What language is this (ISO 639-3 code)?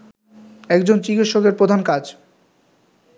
ben